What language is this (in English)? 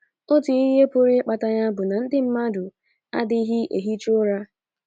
Igbo